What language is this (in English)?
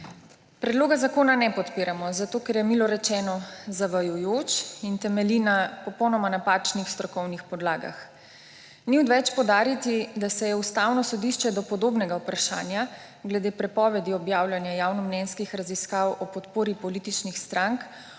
Slovenian